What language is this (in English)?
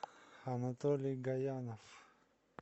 Russian